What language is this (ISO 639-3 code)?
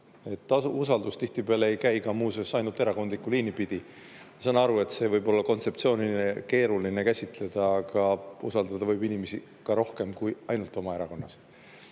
est